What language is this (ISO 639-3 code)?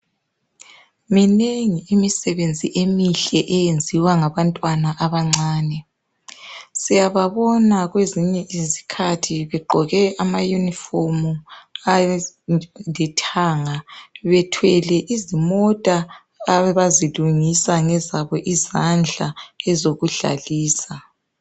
nde